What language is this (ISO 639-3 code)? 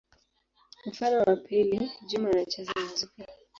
swa